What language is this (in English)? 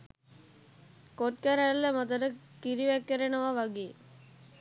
Sinhala